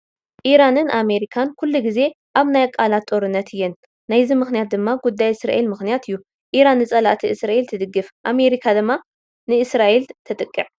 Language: Tigrinya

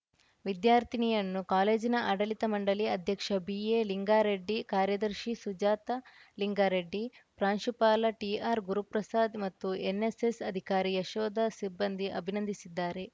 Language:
Kannada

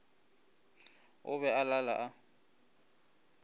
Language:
Northern Sotho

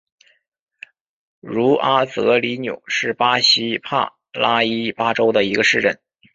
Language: Chinese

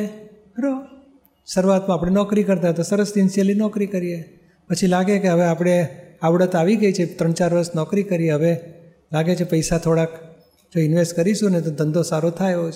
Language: Gujarati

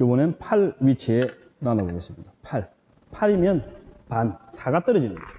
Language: Korean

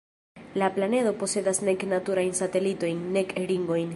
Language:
Esperanto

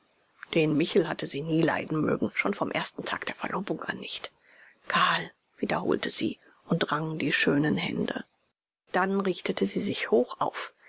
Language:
German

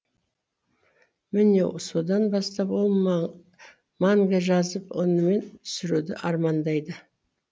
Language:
Kazakh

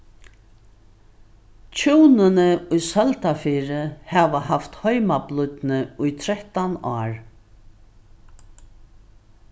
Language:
Faroese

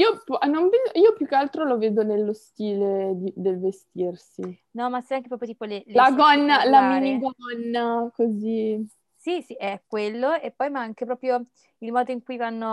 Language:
Italian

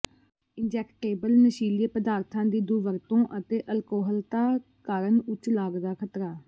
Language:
Punjabi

